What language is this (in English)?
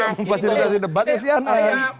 Indonesian